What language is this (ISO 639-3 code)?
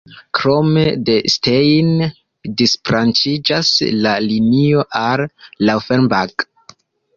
epo